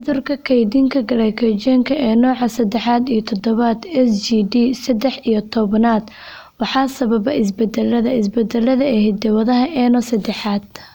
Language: Somali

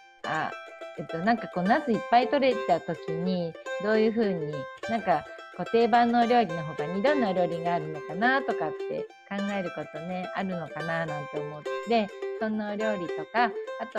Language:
Japanese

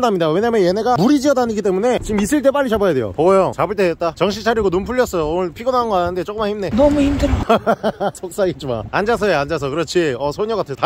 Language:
Korean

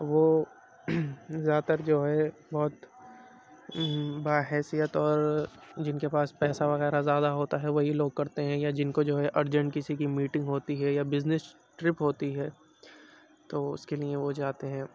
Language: Urdu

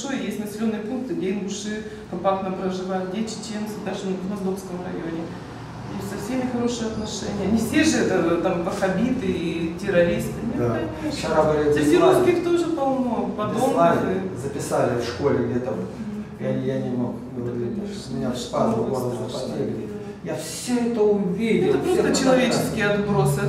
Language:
Russian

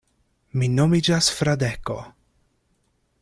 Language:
Esperanto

